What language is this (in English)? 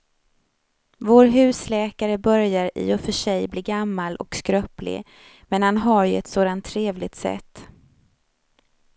Swedish